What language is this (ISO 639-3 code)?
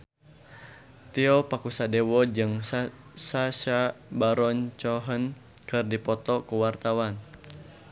sun